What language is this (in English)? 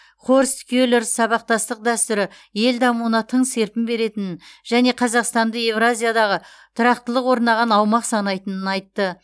Kazakh